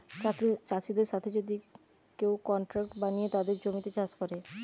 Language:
Bangla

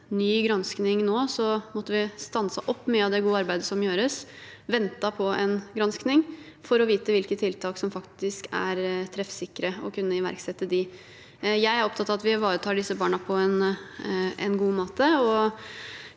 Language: Norwegian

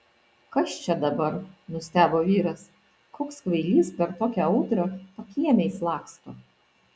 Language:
Lithuanian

